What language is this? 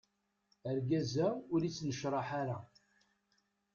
Kabyle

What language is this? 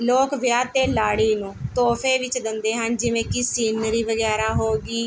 Punjabi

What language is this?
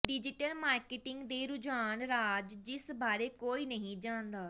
Punjabi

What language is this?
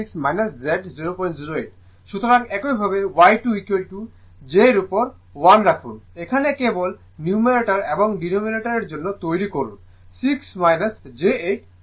Bangla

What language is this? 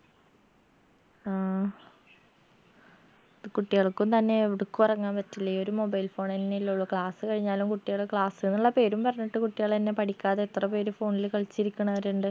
Malayalam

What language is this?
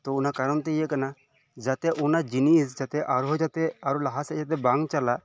Santali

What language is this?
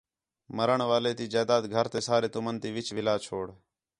Khetrani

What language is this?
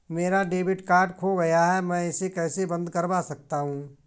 Hindi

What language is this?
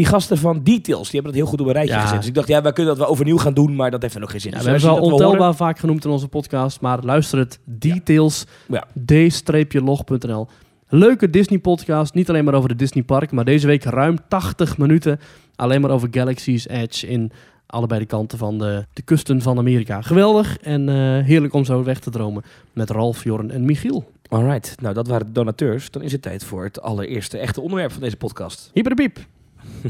Dutch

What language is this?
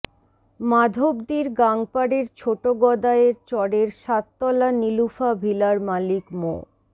Bangla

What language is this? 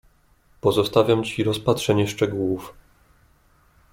Polish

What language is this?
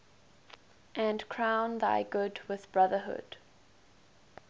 English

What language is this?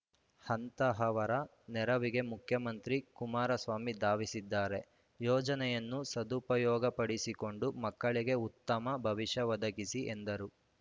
Kannada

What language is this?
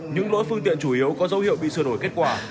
Vietnamese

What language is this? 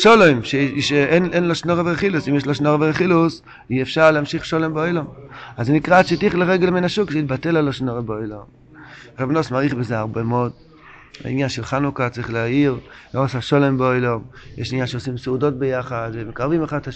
Hebrew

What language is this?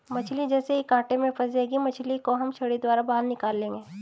Hindi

